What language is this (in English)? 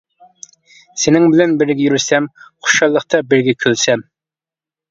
Uyghur